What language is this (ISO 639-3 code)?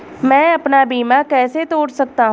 hin